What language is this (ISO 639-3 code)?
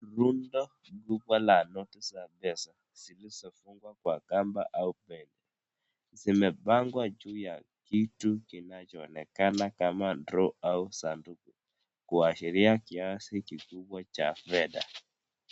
swa